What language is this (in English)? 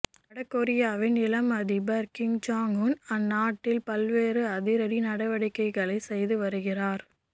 Tamil